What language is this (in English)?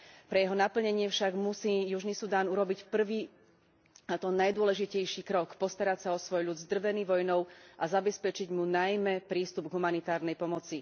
Slovak